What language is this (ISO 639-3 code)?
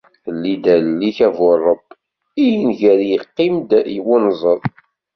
kab